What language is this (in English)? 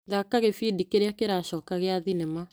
Kikuyu